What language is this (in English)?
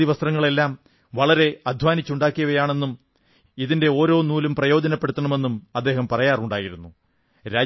Malayalam